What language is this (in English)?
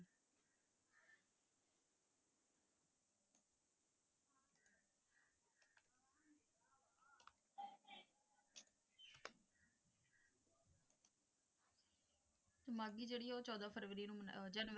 Punjabi